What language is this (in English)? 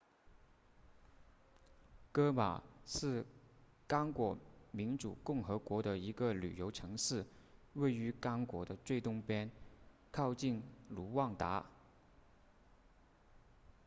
Chinese